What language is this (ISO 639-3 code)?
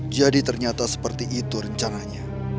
ind